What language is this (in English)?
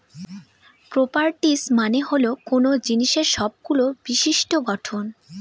Bangla